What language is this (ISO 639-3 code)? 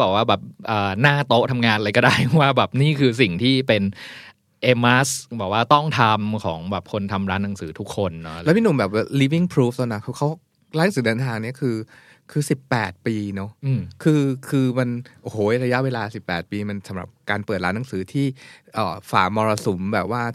tha